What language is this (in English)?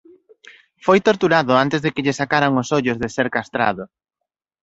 Galician